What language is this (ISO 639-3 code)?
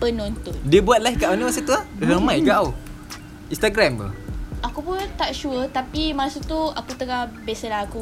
msa